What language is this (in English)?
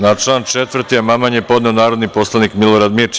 Serbian